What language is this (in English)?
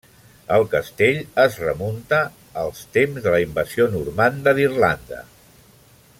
Catalan